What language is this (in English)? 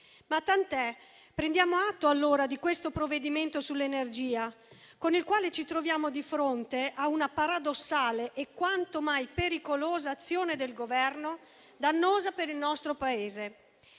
Italian